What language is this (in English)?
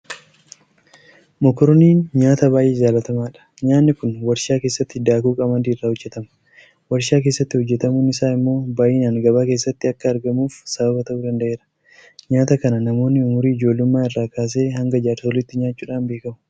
Oromo